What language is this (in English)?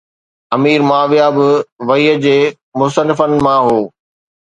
Sindhi